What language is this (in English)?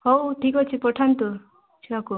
Odia